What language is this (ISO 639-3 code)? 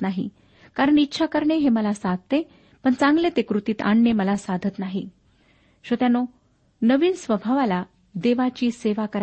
mar